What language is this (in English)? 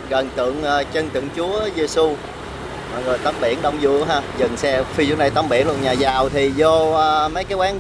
Vietnamese